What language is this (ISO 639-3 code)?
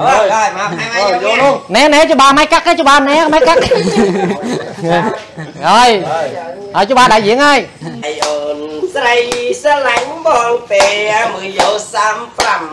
vie